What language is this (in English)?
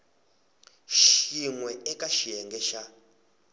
Tsonga